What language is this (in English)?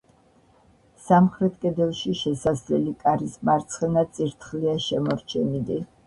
Georgian